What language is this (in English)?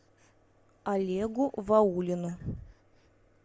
Russian